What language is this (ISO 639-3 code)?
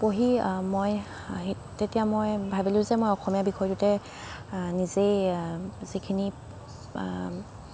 asm